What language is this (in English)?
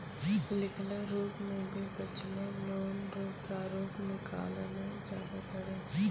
Maithili